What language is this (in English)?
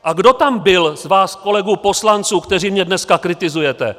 Czech